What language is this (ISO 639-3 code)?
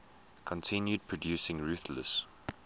eng